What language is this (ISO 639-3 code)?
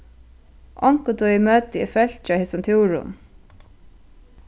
fao